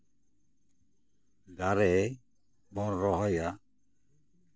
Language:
Santali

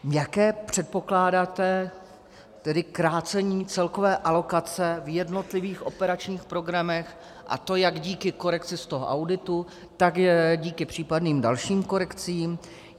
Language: Czech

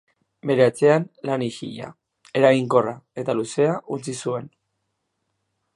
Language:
Basque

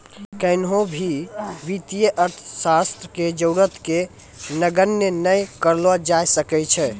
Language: Maithili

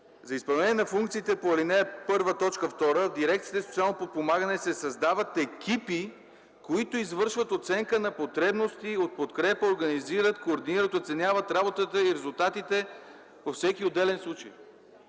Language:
Bulgarian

